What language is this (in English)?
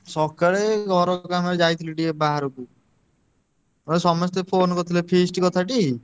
Odia